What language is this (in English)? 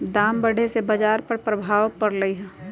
Magahi